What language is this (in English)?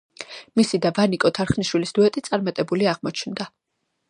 Georgian